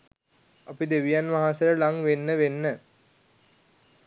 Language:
Sinhala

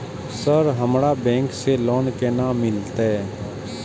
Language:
Maithili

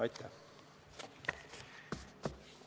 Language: Estonian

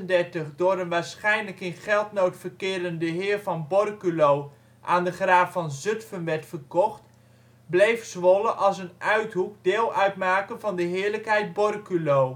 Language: Dutch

